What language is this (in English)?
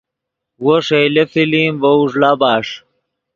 Yidgha